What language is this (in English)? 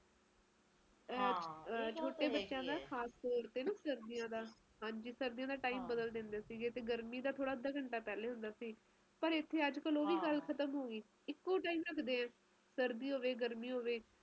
Punjabi